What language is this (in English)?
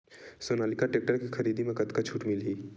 Chhattisgarhi